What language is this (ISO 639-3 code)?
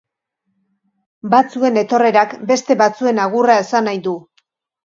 eus